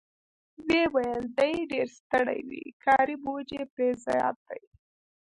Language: Pashto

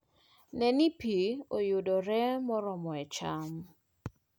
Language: Luo (Kenya and Tanzania)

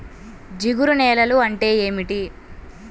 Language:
Telugu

